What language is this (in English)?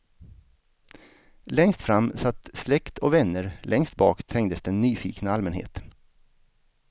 Swedish